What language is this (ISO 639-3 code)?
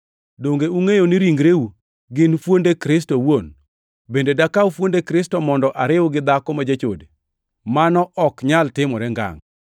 luo